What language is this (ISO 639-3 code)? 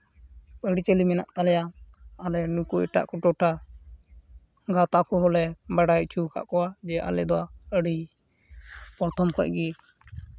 sat